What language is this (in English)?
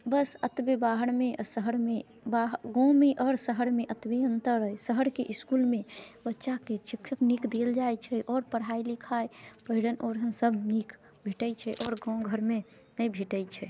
Maithili